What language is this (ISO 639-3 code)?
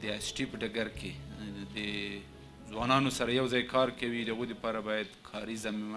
pus